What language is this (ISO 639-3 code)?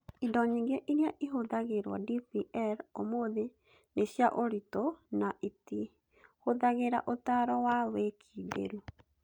kik